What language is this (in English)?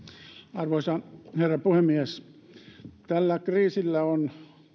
Finnish